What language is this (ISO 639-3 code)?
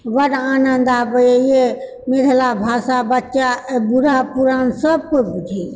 mai